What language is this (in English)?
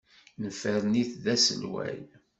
Kabyle